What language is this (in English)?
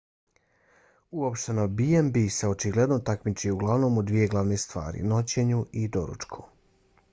Bosnian